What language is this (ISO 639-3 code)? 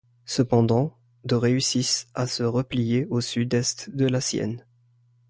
fra